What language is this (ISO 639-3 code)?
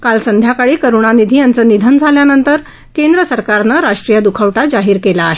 mar